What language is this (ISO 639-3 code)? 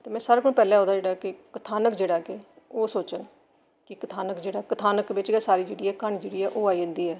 doi